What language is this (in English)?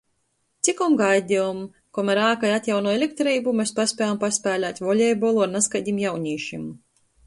Latgalian